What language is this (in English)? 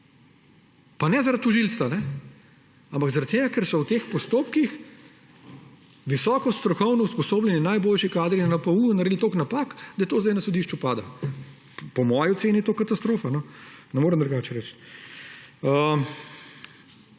Slovenian